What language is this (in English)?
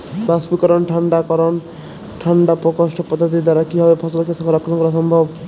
Bangla